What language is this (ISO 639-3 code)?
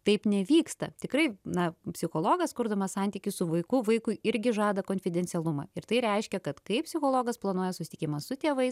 lit